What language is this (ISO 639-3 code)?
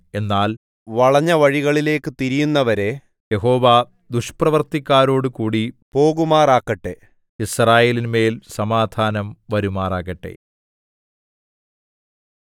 mal